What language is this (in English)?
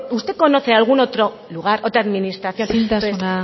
Spanish